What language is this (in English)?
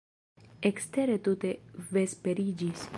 Esperanto